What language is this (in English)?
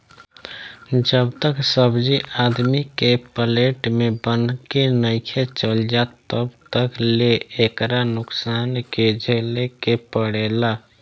Bhojpuri